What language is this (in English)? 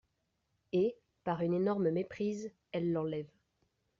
French